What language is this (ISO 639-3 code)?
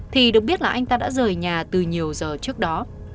vie